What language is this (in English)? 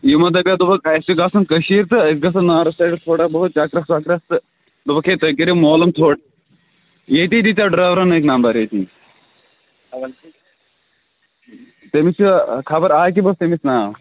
Kashmiri